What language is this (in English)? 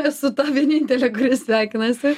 Lithuanian